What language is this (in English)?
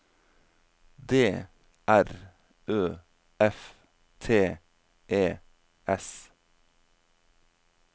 Norwegian